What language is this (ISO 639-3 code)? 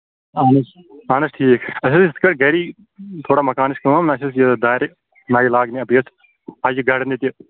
kas